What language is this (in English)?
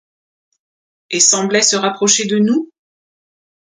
French